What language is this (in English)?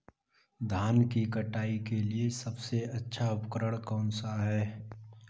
Hindi